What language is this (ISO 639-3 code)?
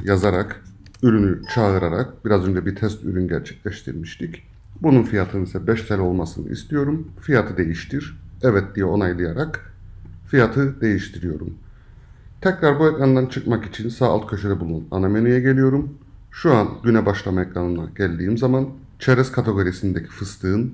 tur